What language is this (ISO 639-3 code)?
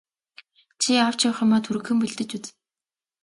mon